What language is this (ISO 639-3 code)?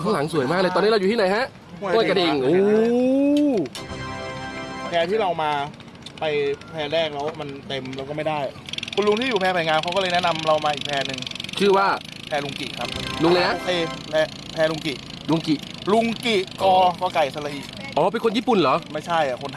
tha